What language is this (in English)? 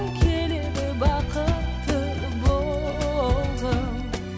Kazakh